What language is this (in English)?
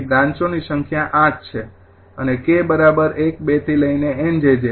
Gujarati